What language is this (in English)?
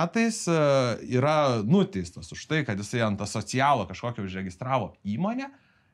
Lithuanian